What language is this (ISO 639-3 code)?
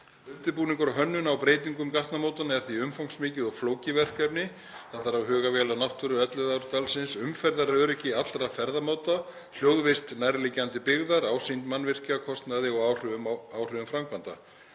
isl